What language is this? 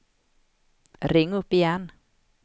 Swedish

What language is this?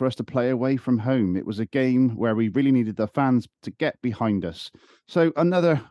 English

